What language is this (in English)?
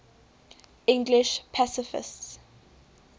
English